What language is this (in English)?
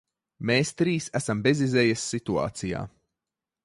Latvian